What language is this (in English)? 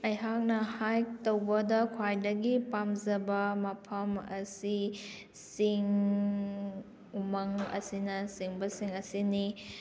Manipuri